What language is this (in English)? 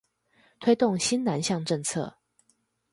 Chinese